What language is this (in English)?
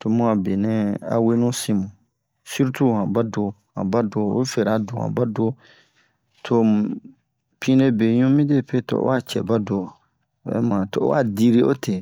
Bomu